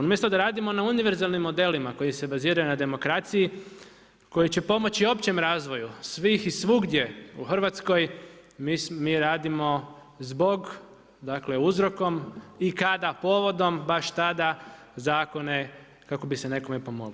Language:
Croatian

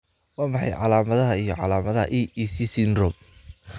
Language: Somali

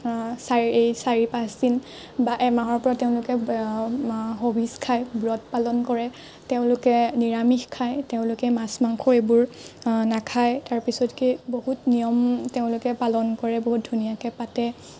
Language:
Assamese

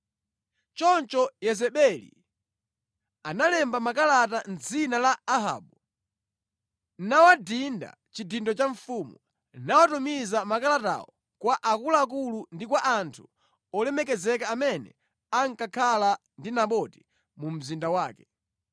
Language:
Nyanja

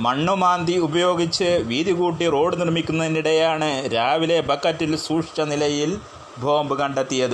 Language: Malayalam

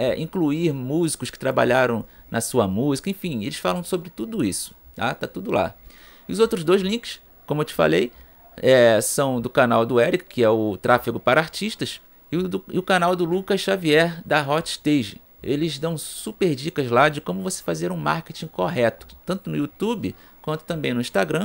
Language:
Portuguese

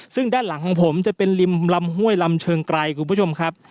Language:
Thai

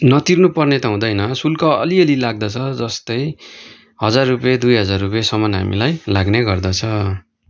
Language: Nepali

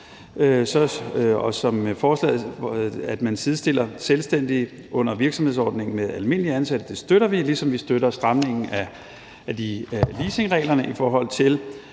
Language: Danish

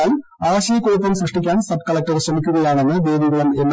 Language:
Malayalam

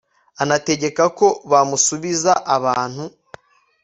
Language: Kinyarwanda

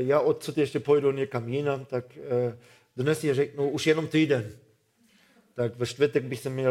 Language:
Czech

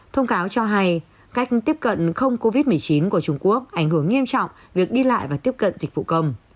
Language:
Vietnamese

